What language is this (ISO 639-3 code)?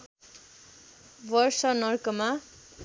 nep